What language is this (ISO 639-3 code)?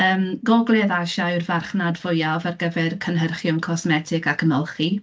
cym